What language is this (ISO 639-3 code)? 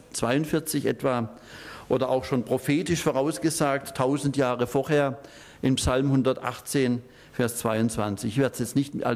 deu